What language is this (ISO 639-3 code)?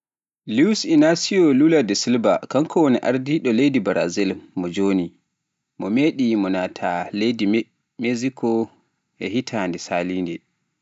fuf